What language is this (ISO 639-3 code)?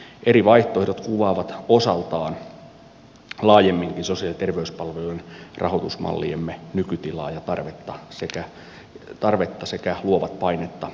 fin